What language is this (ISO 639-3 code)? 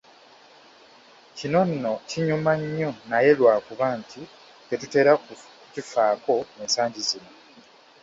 lug